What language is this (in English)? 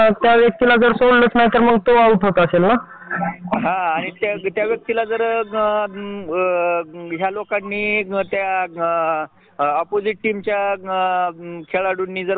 Marathi